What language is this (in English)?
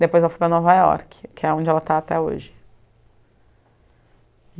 Portuguese